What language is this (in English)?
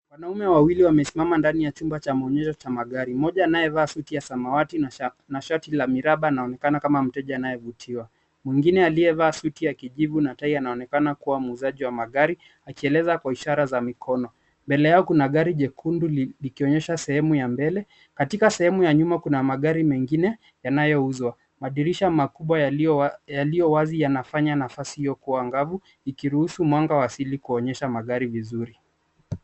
Swahili